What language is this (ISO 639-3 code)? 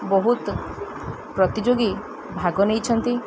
ori